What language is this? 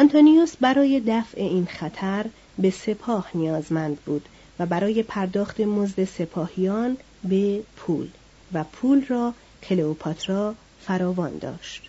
Persian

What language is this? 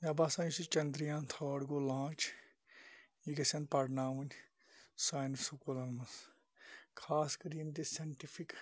Kashmiri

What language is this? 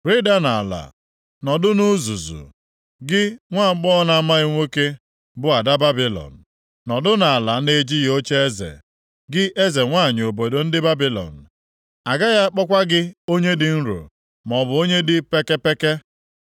Igbo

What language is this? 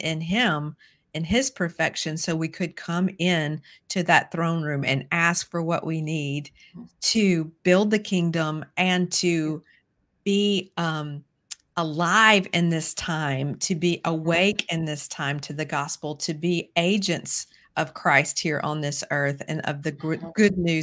English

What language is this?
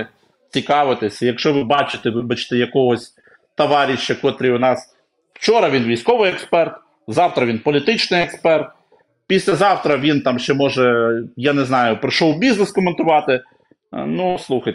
Ukrainian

